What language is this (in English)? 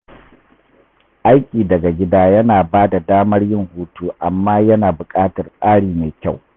Hausa